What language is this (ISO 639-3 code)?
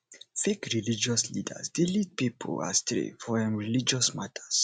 pcm